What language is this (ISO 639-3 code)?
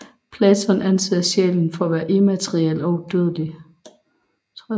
dan